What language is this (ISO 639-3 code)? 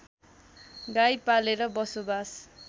nep